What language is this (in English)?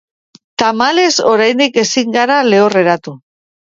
Basque